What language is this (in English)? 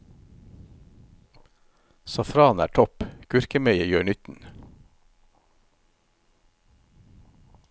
Norwegian